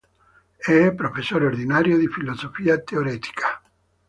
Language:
Italian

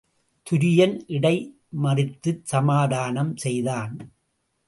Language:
Tamil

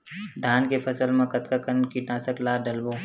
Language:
Chhattisgarhi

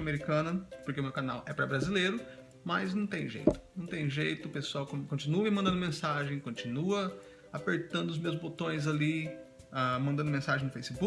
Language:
Portuguese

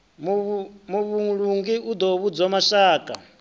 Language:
Venda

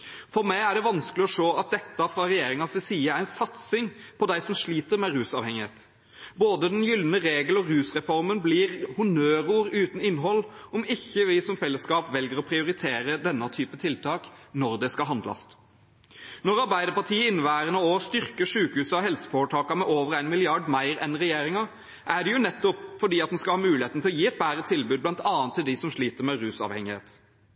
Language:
Norwegian Bokmål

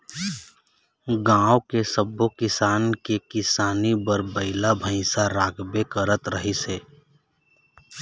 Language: Chhattisgarhi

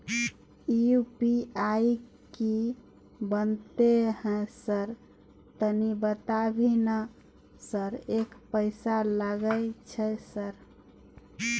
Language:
Maithili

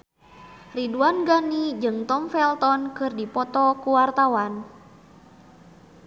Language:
Sundanese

